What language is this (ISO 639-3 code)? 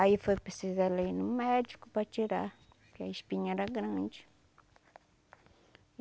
por